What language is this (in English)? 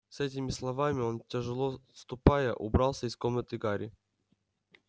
Russian